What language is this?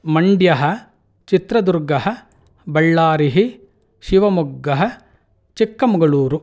Sanskrit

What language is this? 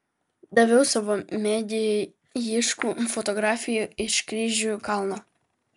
Lithuanian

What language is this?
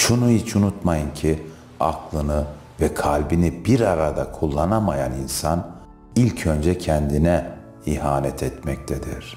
Turkish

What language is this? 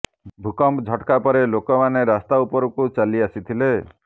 Odia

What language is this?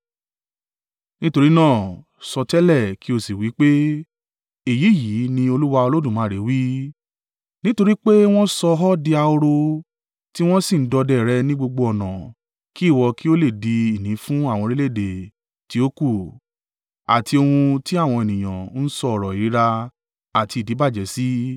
Yoruba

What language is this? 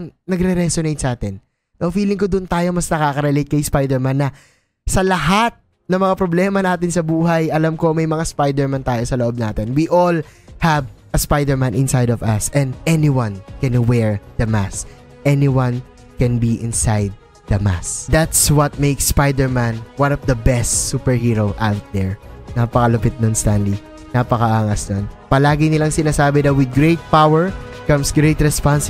Filipino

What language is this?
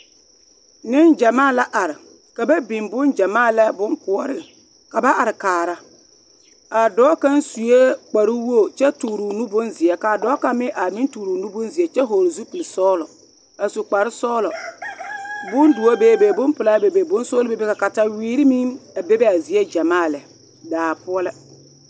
Southern Dagaare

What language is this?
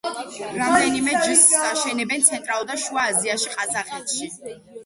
Georgian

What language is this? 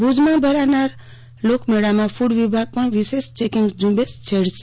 Gujarati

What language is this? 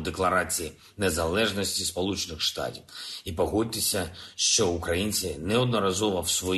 Ukrainian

